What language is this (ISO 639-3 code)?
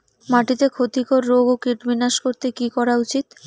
ben